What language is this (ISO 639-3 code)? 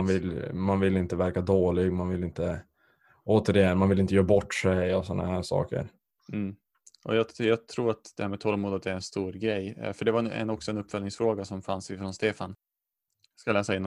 swe